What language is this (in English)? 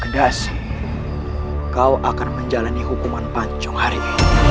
Indonesian